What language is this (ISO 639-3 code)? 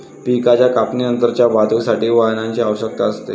mar